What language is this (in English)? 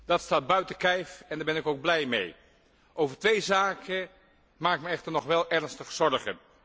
Dutch